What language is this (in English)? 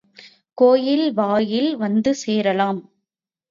Tamil